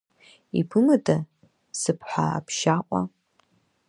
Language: Abkhazian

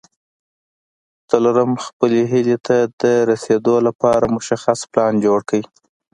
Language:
Pashto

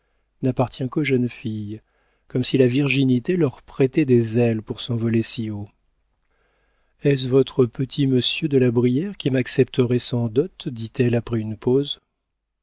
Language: French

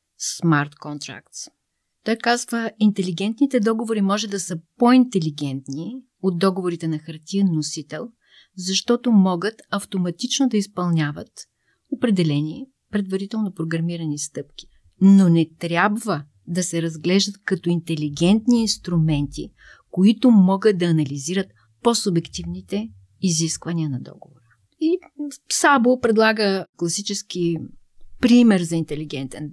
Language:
Bulgarian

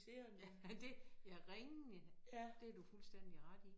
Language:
Danish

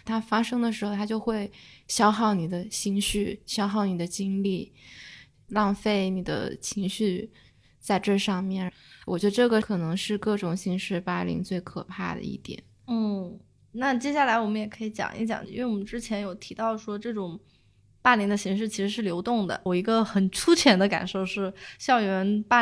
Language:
Chinese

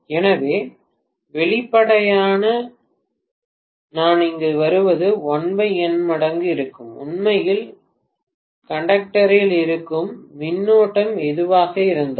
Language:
Tamil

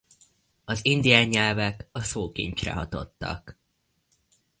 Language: Hungarian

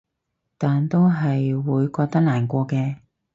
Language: Cantonese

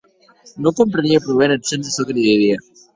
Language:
Occitan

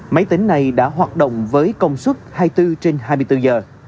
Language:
Vietnamese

